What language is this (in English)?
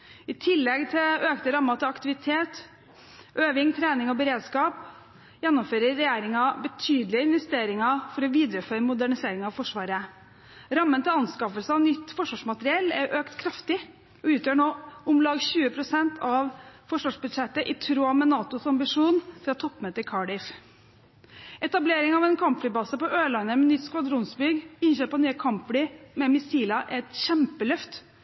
Norwegian Bokmål